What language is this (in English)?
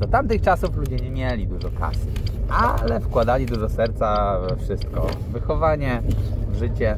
Polish